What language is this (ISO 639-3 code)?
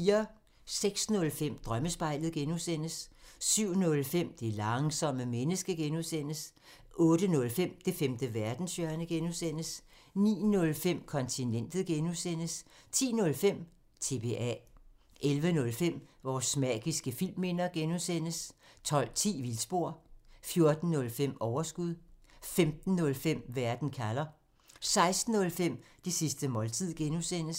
dan